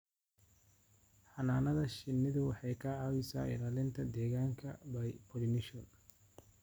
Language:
Somali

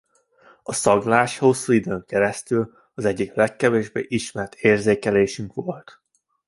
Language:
Hungarian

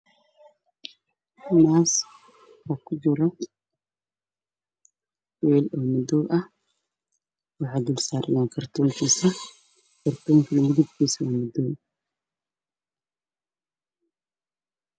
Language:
Somali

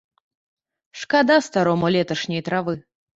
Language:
Belarusian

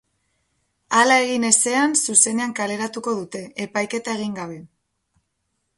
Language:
Basque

